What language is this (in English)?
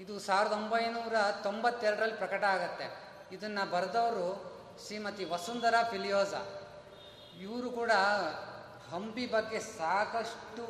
Kannada